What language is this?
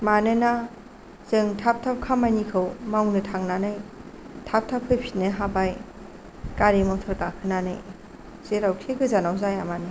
Bodo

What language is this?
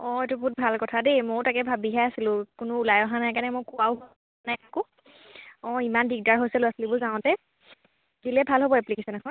Assamese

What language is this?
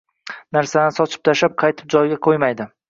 Uzbek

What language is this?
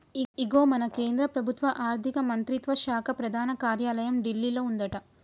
Telugu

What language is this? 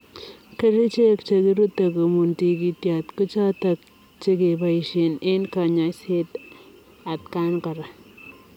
Kalenjin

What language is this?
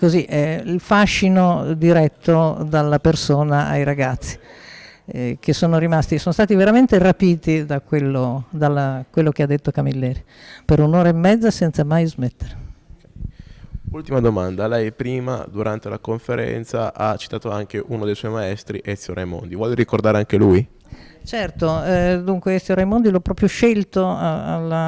Italian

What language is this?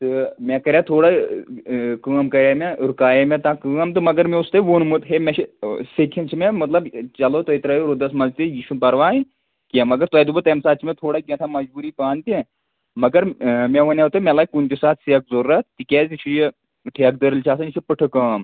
Kashmiri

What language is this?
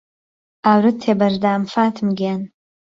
Central Kurdish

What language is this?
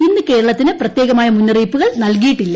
Malayalam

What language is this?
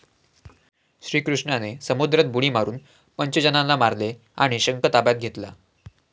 Marathi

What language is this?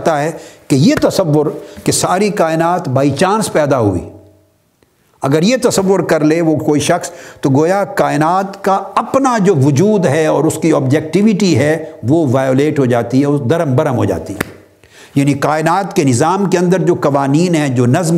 Urdu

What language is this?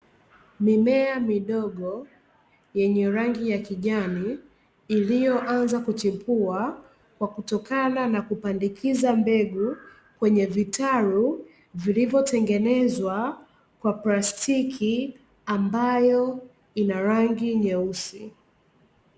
Swahili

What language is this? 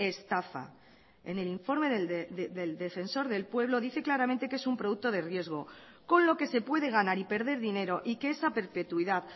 Spanish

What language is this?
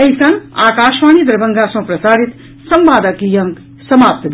Maithili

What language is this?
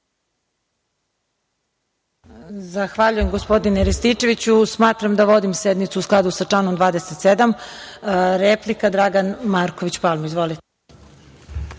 Serbian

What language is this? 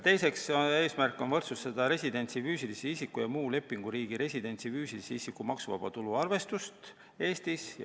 Estonian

